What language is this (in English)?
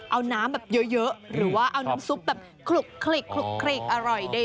Thai